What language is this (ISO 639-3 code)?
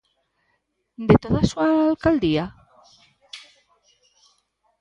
glg